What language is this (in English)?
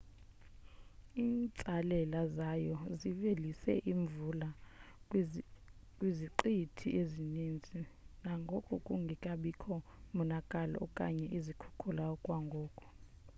Xhosa